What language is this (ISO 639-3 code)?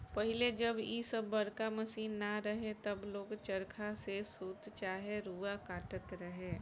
bho